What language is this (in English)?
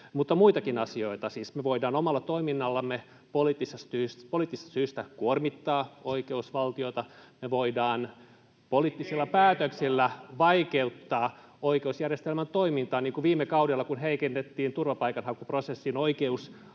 Finnish